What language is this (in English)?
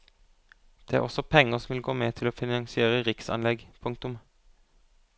Norwegian